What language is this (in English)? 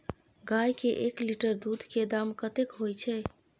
Maithili